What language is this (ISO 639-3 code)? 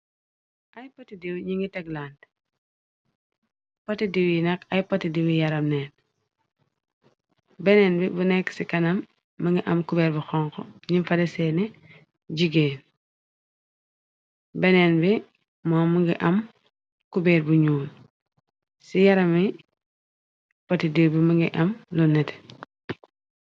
wol